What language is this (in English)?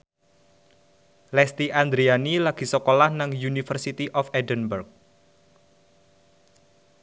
Javanese